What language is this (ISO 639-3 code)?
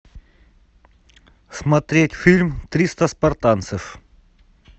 rus